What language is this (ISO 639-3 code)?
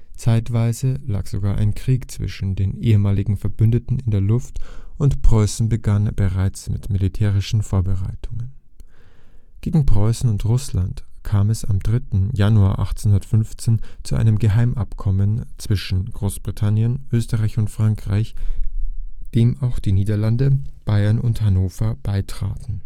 deu